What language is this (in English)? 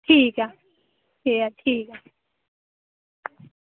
Dogri